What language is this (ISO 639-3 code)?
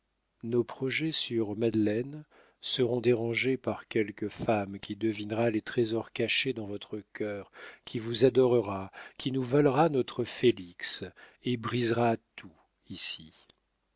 fra